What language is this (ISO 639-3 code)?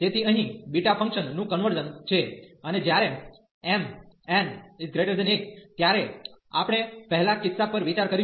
guj